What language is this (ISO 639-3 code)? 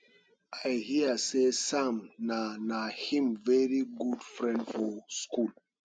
pcm